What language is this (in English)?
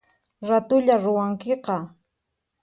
Puno Quechua